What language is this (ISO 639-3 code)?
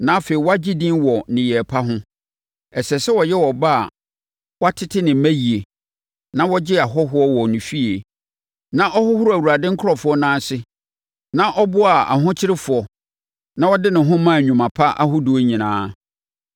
aka